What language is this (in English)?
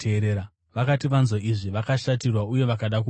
Shona